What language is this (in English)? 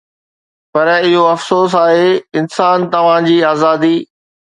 Sindhi